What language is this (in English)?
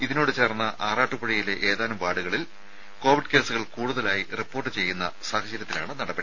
Malayalam